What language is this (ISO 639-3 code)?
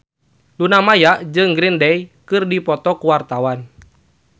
sun